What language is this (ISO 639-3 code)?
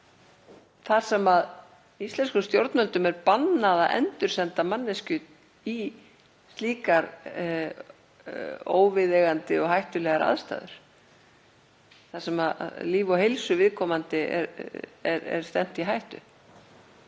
isl